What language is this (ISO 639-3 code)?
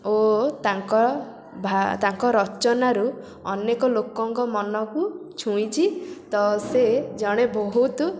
ori